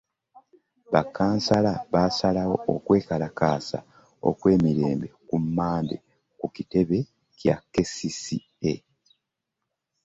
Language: Ganda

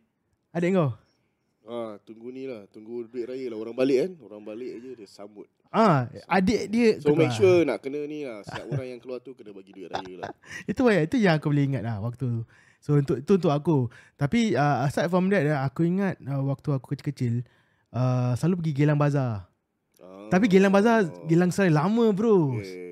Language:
Malay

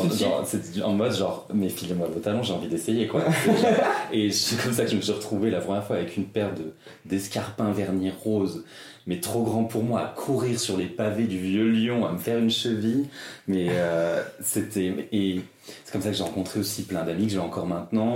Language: French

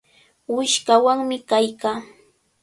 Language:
Cajatambo North Lima Quechua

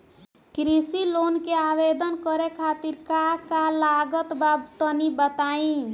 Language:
Bhojpuri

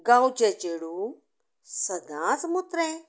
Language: Konkani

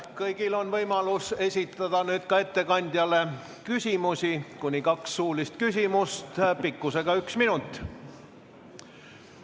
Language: Estonian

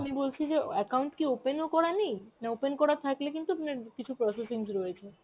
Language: Bangla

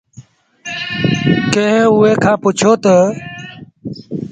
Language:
Sindhi Bhil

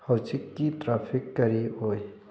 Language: Manipuri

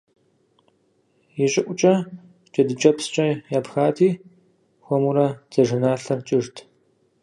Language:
Kabardian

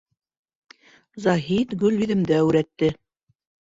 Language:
Bashkir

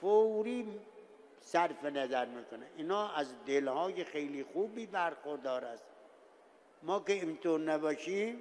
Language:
Persian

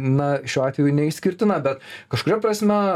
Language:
Lithuanian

